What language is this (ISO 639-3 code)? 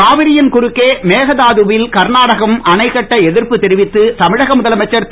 tam